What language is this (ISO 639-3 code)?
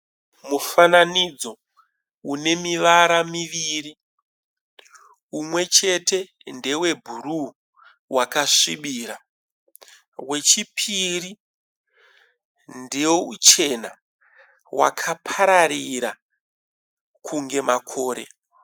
sna